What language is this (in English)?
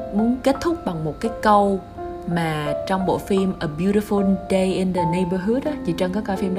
Vietnamese